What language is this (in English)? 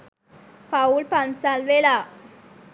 Sinhala